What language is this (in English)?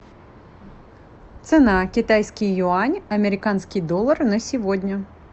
Russian